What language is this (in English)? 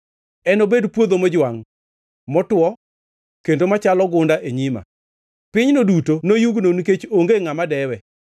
Luo (Kenya and Tanzania)